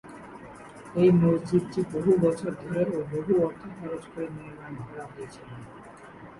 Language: Bangla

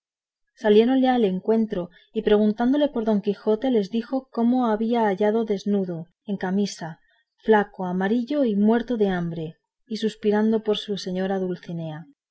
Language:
Spanish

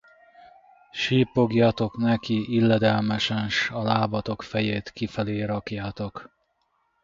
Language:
Hungarian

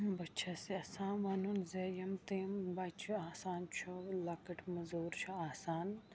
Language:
Kashmiri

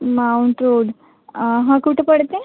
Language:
Marathi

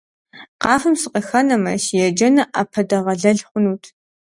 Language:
Kabardian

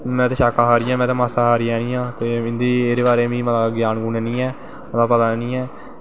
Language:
Dogri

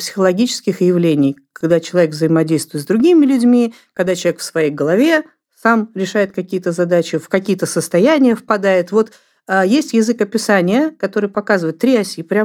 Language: Russian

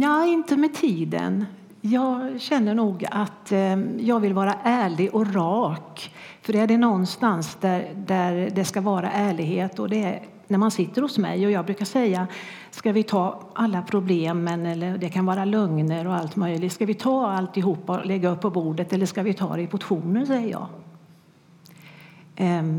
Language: Swedish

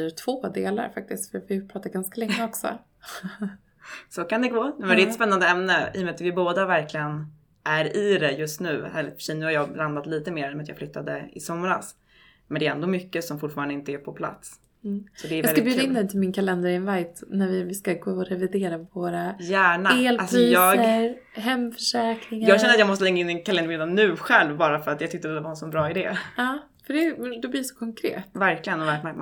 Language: Swedish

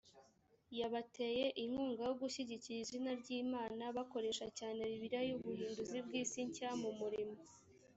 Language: Kinyarwanda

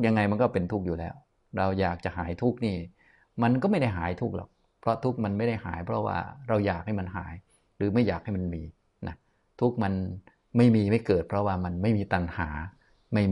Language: Thai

